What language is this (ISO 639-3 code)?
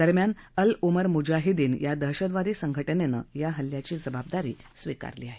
mar